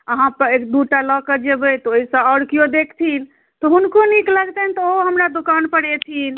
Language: Maithili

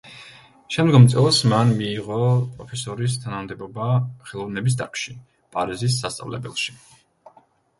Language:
Georgian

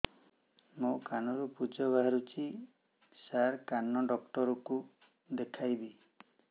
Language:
Odia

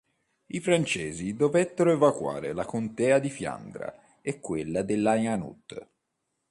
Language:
Italian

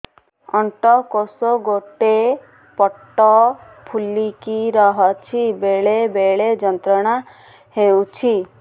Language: Odia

